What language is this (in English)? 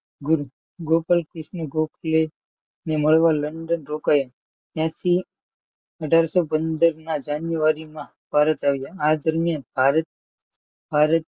Gujarati